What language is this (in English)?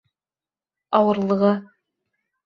Bashkir